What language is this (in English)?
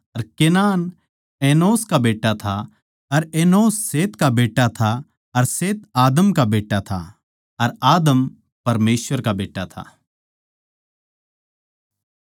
Haryanvi